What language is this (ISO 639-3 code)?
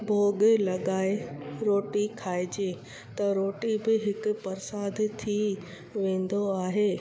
snd